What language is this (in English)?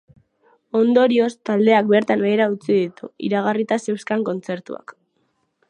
Basque